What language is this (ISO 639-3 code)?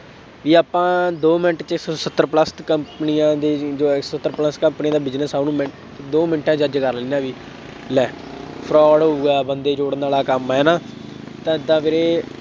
pan